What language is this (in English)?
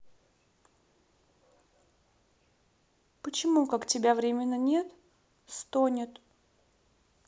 Russian